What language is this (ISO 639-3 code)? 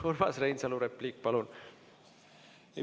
est